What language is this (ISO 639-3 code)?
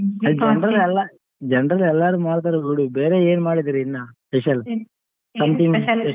kan